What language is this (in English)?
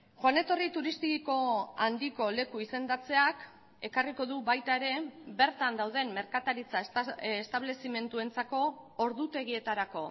Basque